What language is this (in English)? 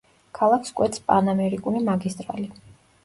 Georgian